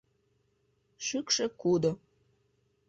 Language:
Mari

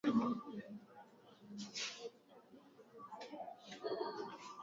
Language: Swahili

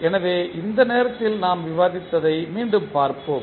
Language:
Tamil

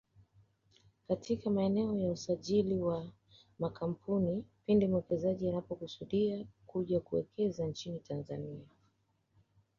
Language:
Swahili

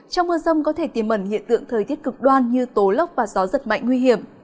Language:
Vietnamese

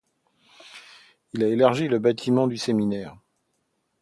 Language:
French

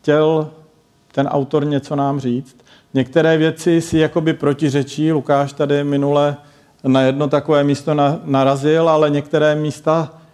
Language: Czech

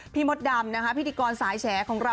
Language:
Thai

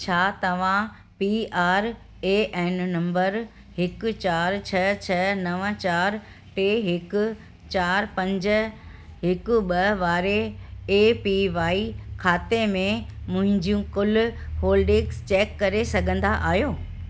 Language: Sindhi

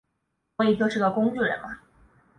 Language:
Chinese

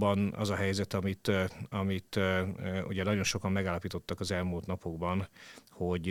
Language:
Hungarian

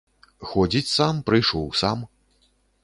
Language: Belarusian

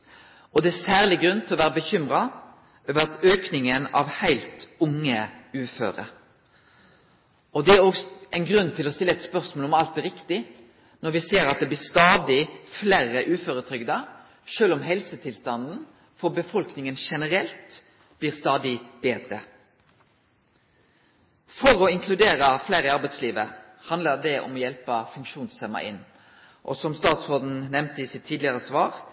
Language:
Norwegian Nynorsk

